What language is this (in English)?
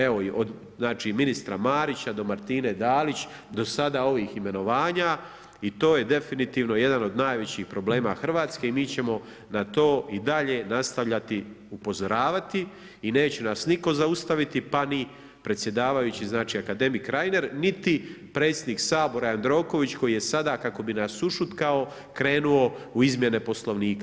Croatian